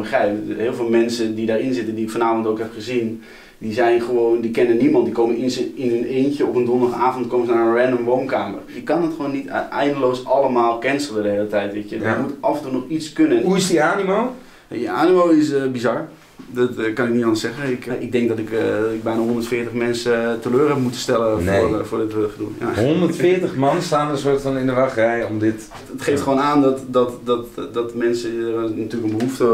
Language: Dutch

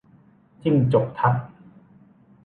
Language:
Thai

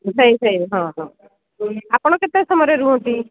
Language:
Odia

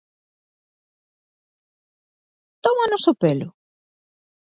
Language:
Galician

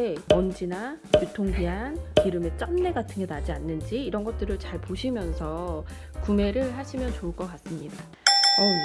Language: Korean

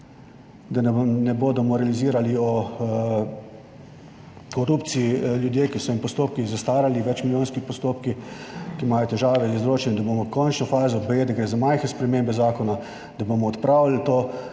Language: Slovenian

